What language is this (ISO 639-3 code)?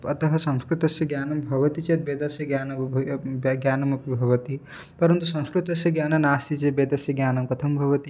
san